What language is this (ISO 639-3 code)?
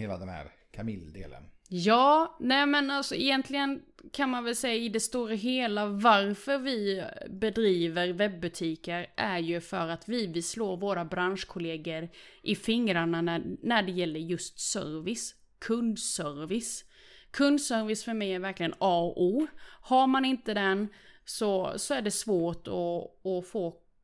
swe